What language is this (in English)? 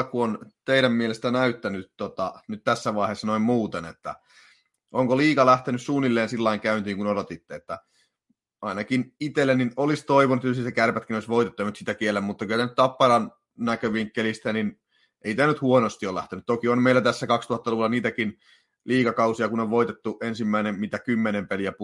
Finnish